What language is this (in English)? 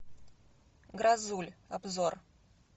Russian